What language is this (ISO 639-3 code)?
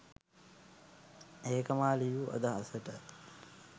sin